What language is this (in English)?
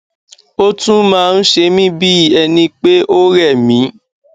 Yoruba